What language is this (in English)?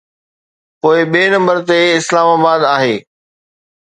Sindhi